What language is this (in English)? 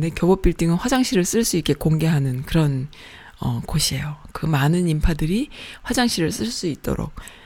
Korean